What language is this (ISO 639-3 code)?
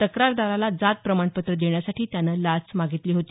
mar